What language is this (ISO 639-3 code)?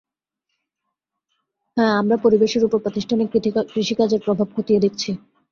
ben